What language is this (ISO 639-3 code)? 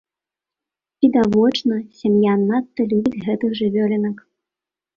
bel